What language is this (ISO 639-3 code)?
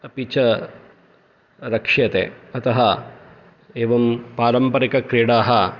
san